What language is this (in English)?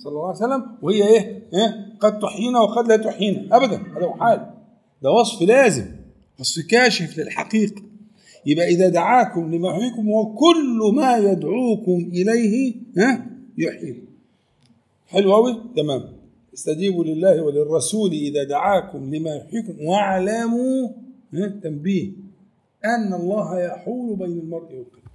Arabic